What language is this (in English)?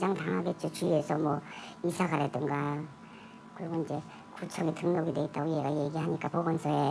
Korean